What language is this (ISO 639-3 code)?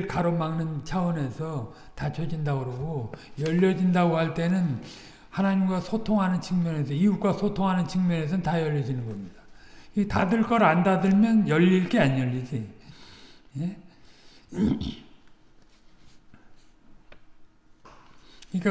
kor